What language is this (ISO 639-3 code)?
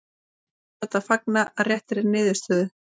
isl